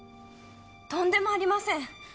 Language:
Japanese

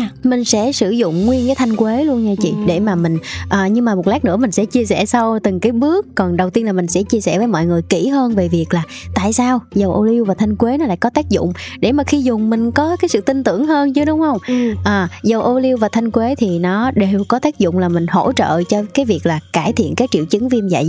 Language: Vietnamese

